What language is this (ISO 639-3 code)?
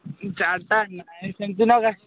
ori